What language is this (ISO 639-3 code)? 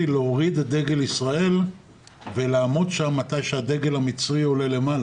heb